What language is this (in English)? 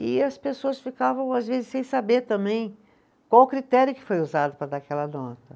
Portuguese